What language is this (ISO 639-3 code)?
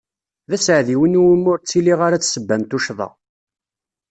kab